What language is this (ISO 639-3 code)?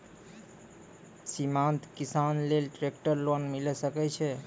mai